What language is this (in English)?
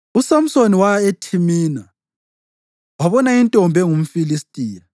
North Ndebele